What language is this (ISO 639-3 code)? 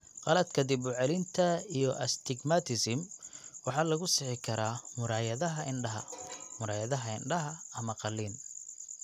som